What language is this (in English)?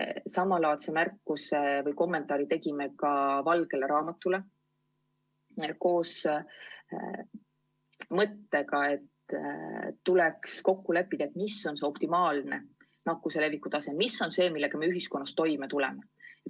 Estonian